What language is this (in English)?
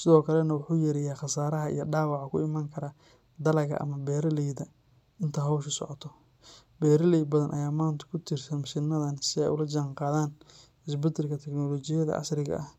Somali